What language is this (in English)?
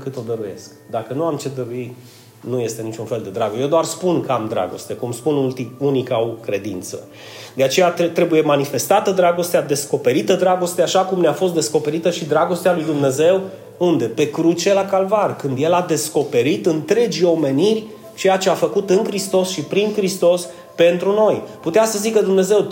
Romanian